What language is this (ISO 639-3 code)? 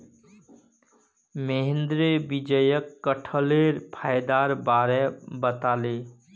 mag